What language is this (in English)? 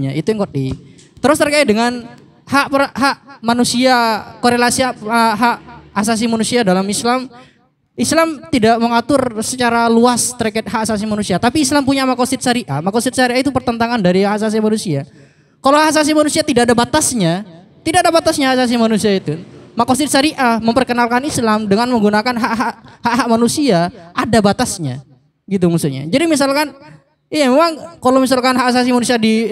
Indonesian